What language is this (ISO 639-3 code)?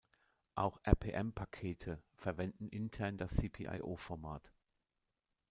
deu